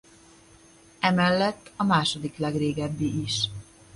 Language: Hungarian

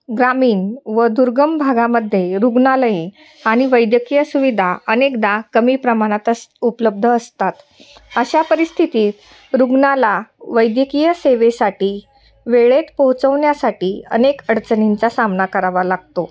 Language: Marathi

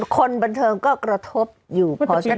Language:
Thai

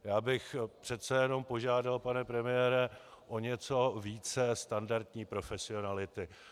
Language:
Czech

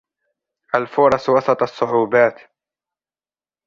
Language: Arabic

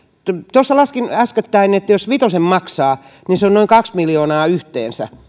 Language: Finnish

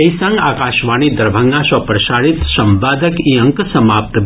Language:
Maithili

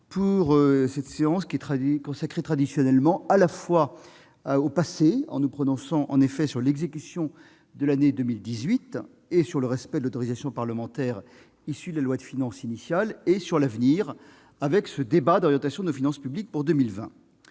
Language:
French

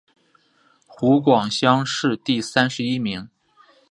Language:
Chinese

